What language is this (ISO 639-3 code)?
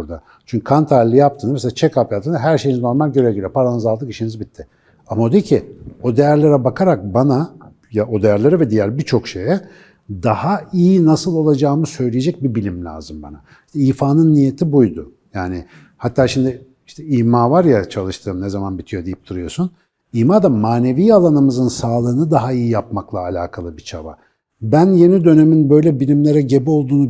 tur